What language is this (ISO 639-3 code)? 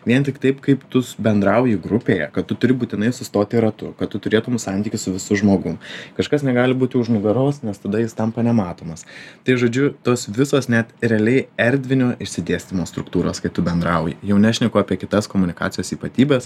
lit